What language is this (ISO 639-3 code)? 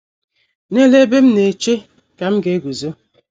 ibo